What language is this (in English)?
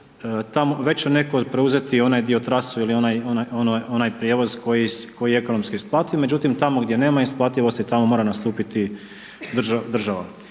Croatian